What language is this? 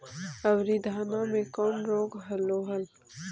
Magahi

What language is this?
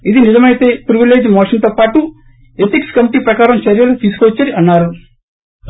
Telugu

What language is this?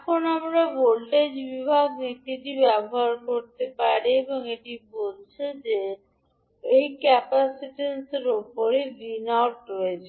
Bangla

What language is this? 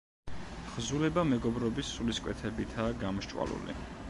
Georgian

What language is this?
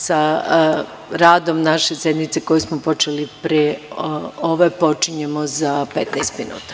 Serbian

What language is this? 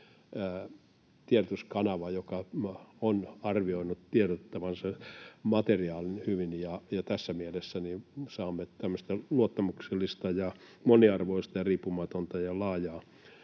Finnish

